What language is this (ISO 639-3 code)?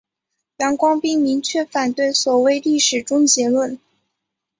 zho